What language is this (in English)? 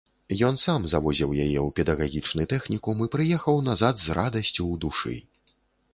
Belarusian